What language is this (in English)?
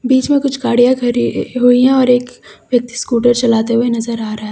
Hindi